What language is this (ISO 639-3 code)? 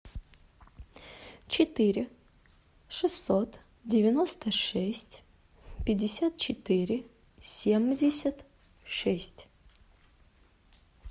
rus